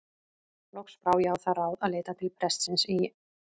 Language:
Icelandic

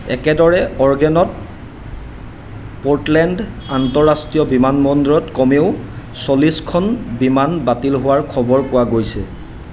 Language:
Assamese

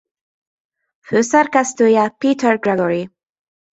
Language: Hungarian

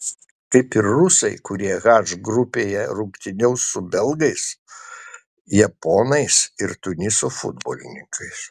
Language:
Lithuanian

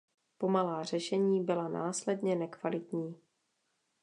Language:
Czech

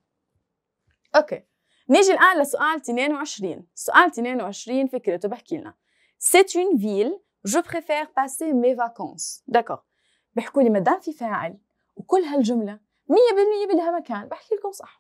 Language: Arabic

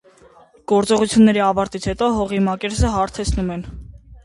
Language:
Armenian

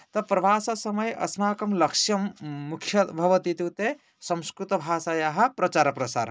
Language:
Sanskrit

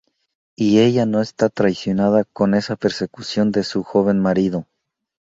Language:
Spanish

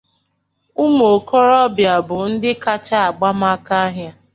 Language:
Igbo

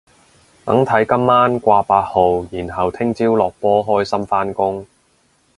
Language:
Cantonese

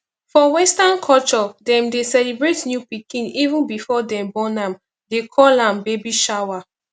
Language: Nigerian Pidgin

